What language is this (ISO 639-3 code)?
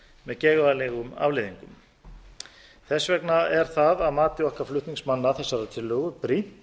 isl